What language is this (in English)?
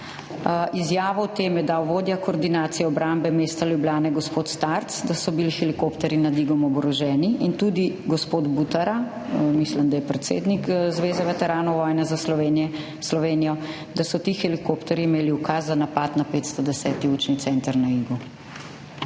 Slovenian